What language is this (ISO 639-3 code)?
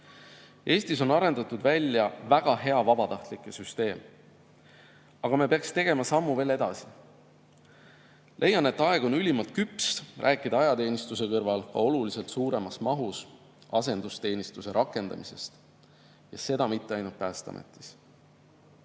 est